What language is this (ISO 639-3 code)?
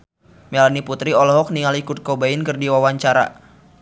sun